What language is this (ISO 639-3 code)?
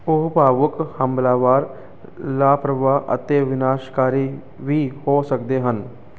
pan